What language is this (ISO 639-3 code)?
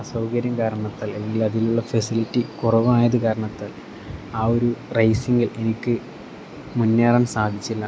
mal